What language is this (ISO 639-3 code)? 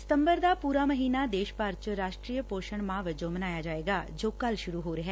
pan